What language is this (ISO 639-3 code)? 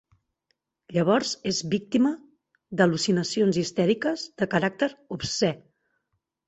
cat